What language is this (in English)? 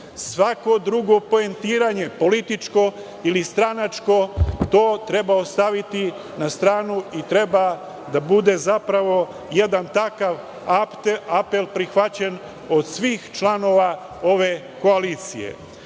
Serbian